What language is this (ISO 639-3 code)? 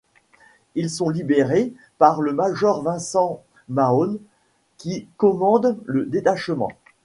fra